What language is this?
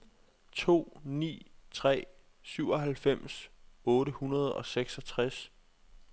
Danish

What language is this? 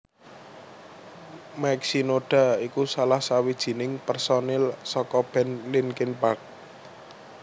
Javanese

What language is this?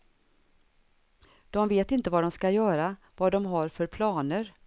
Swedish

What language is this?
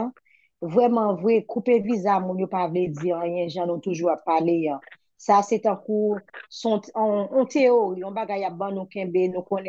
French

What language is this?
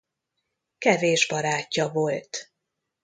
Hungarian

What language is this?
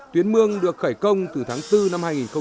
Vietnamese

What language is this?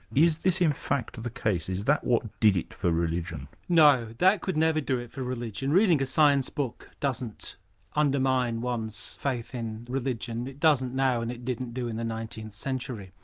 English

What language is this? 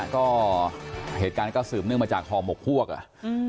Thai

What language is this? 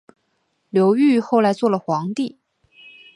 Chinese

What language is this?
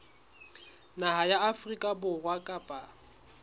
Southern Sotho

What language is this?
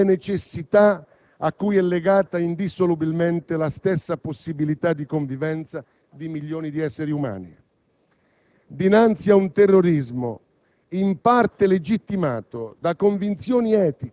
Italian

